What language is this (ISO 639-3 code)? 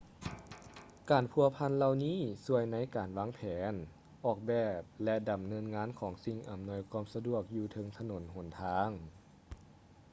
lao